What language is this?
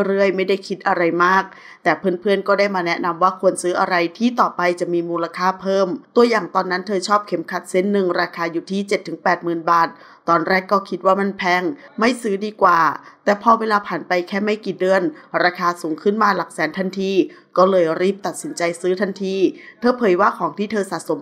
Thai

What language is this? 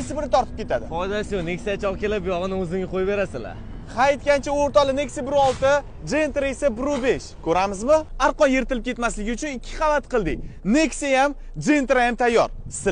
Romanian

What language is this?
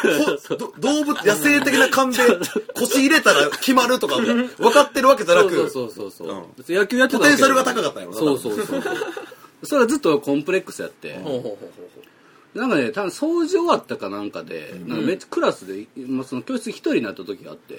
Japanese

